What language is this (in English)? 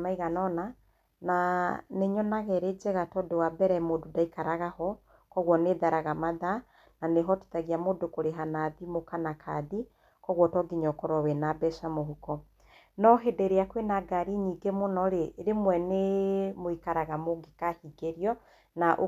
Kikuyu